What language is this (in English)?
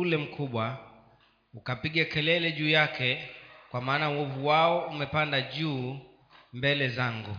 Swahili